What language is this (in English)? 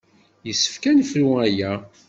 Kabyle